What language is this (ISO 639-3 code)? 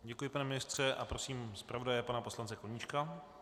ces